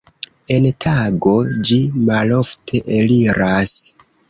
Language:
Esperanto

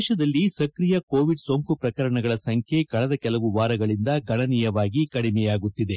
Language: Kannada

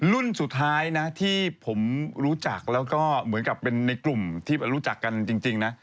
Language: Thai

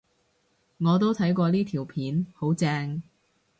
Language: Cantonese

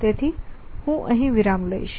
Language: Gujarati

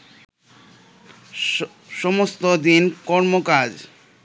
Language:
Bangla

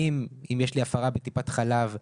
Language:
Hebrew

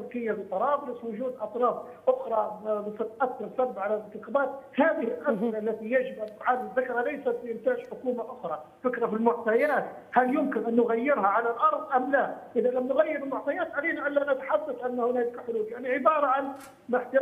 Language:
Arabic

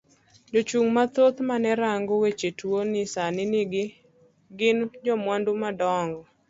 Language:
Luo (Kenya and Tanzania)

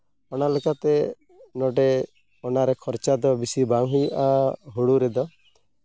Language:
Santali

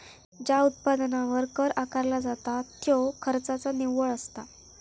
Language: Marathi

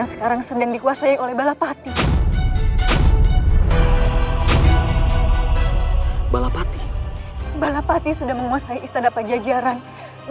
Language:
Indonesian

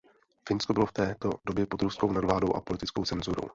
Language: Czech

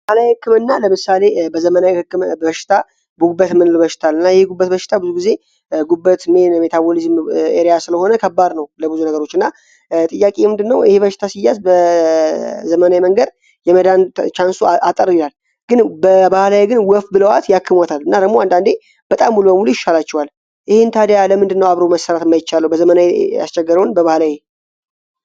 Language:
Amharic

